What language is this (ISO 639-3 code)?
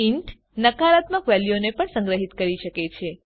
guj